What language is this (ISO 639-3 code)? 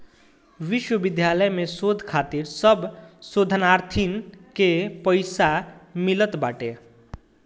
bho